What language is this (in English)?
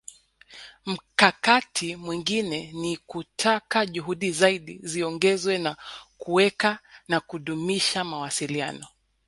Swahili